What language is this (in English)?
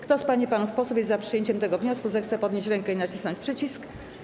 Polish